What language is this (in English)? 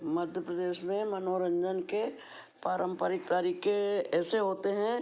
Hindi